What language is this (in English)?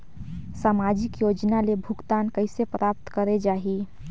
Chhattisgarhi